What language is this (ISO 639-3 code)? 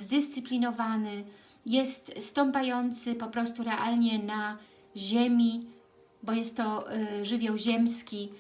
pol